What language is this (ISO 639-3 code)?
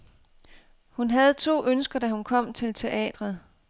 dan